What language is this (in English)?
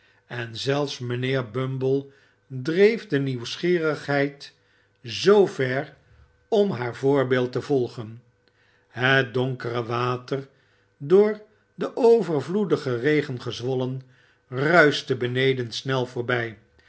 Dutch